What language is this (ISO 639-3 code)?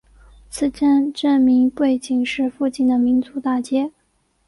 zho